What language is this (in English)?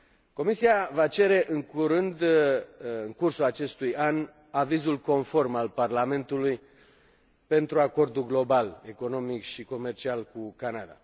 Romanian